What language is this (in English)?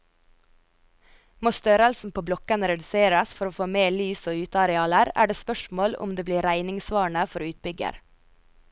Norwegian